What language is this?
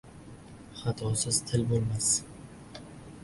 Uzbek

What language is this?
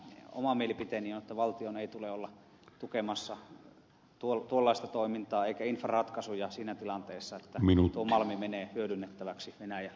Finnish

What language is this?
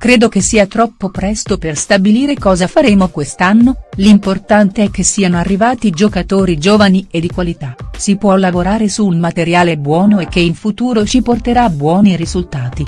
Italian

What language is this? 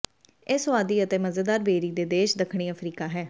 Punjabi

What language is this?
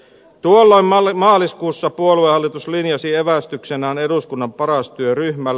Finnish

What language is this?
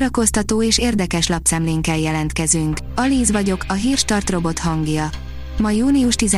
Hungarian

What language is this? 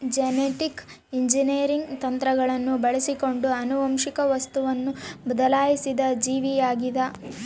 Kannada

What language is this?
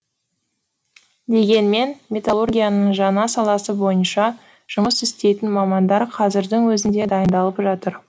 Kazakh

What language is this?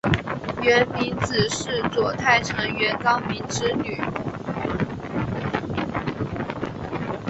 Chinese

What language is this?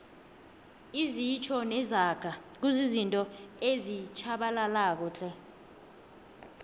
South Ndebele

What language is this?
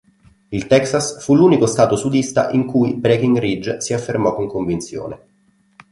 Italian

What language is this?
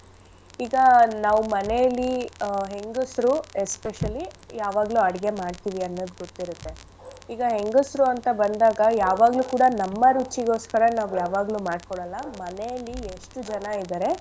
Kannada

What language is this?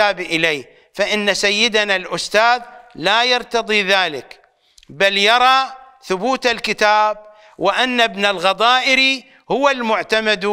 Arabic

